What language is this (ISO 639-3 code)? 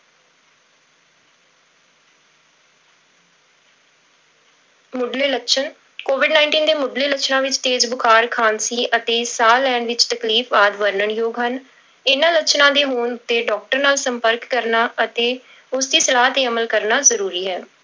pan